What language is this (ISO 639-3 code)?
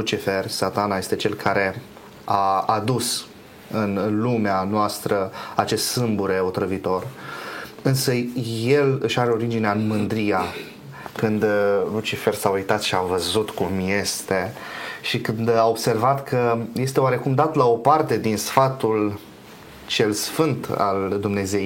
ron